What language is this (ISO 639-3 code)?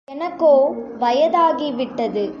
tam